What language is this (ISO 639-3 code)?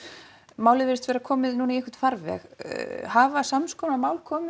isl